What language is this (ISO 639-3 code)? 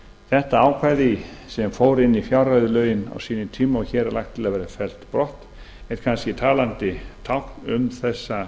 isl